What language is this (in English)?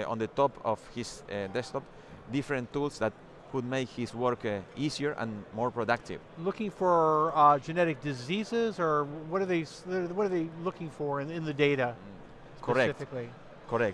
English